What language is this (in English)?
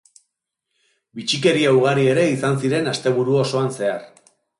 Basque